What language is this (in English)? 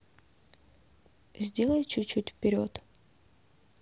Russian